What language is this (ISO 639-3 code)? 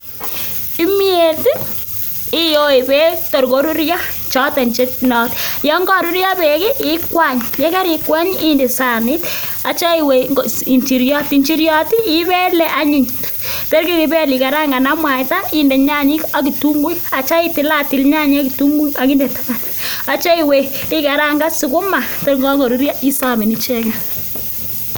kln